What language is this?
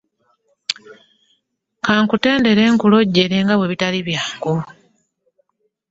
Ganda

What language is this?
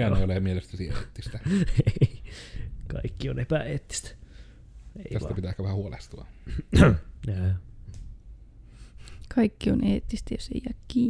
Finnish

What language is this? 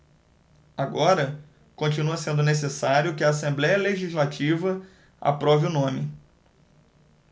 Portuguese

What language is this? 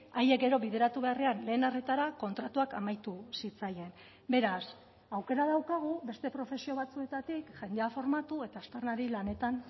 Basque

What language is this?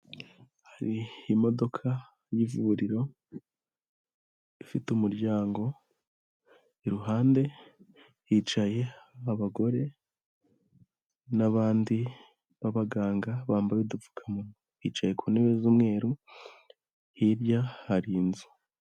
Kinyarwanda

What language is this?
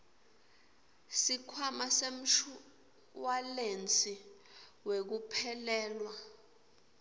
Swati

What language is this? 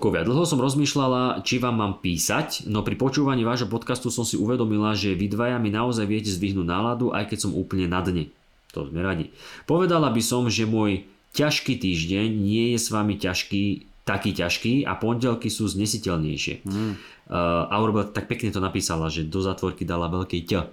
Slovak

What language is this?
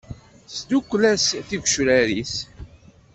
Kabyle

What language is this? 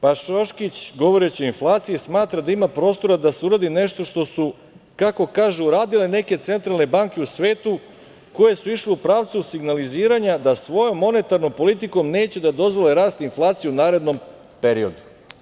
Serbian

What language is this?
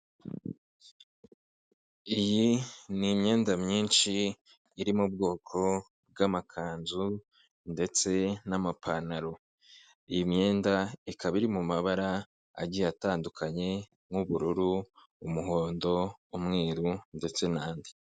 Kinyarwanda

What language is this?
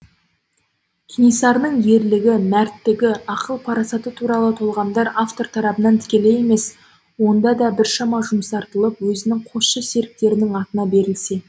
Kazakh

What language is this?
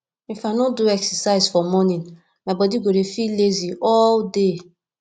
Nigerian Pidgin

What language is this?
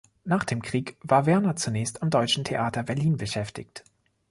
German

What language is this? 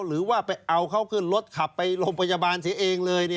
Thai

